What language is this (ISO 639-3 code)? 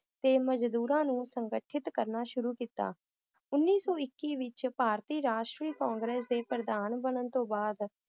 pan